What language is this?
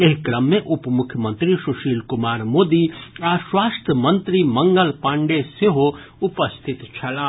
Maithili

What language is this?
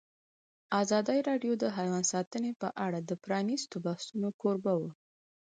Pashto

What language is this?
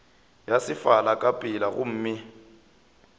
Northern Sotho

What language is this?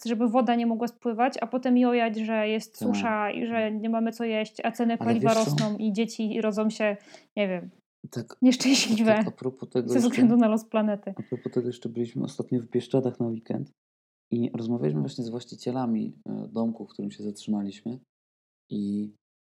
Polish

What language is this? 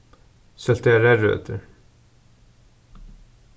Faroese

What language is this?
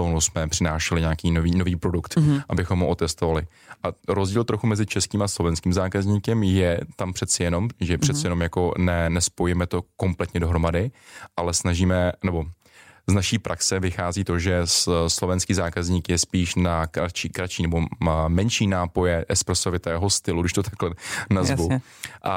Czech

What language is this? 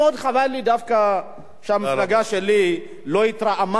Hebrew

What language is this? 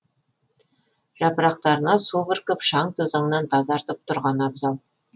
Kazakh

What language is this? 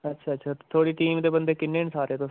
Dogri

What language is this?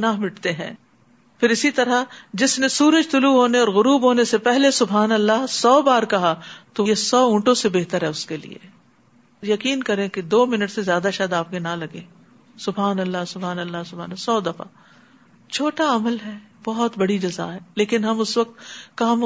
Urdu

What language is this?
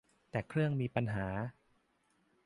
Thai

